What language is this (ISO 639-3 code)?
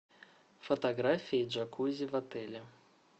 rus